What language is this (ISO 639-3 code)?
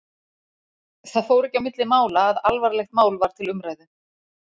isl